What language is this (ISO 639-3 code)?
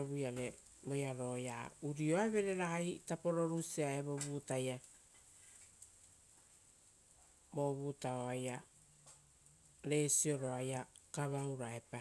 roo